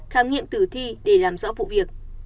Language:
Vietnamese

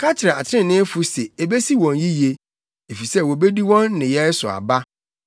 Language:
Akan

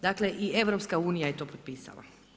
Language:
Croatian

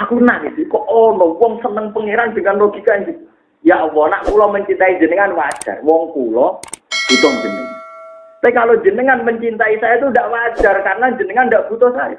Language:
Indonesian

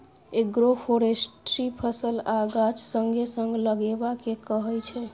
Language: Maithili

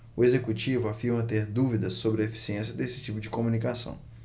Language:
Portuguese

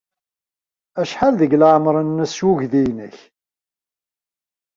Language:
Kabyle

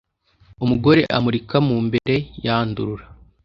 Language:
Kinyarwanda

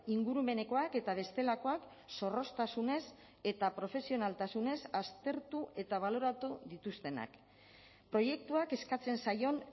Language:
Basque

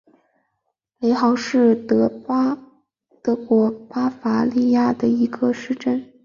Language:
Chinese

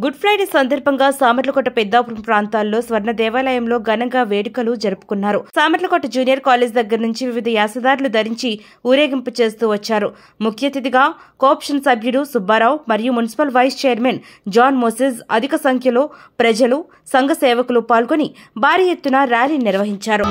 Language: Romanian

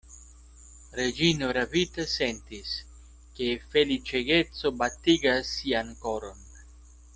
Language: Esperanto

